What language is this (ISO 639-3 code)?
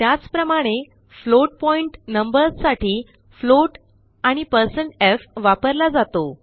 mar